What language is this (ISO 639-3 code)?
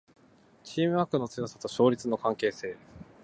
jpn